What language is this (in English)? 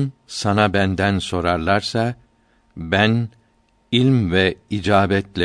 Turkish